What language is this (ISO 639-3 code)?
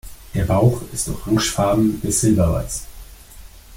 deu